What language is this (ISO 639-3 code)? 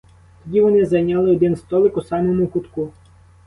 ukr